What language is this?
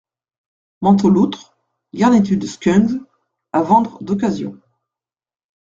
French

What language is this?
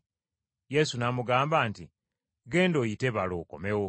Ganda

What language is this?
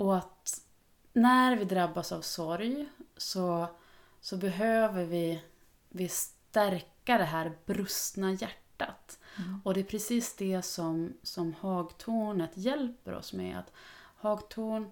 Swedish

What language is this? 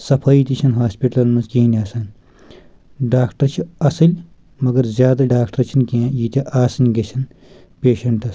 Kashmiri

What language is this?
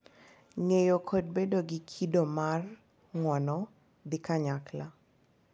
Luo (Kenya and Tanzania)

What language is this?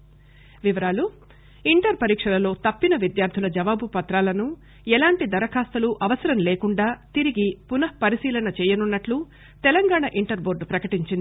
Telugu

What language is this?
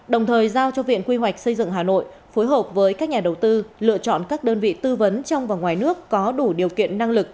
Vietnamese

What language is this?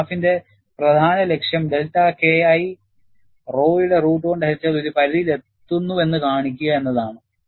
Malayalam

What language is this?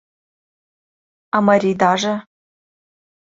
Mari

